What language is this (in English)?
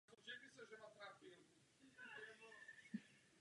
Czech